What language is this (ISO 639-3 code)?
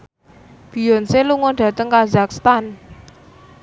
jav